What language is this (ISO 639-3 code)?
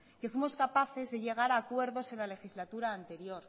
spa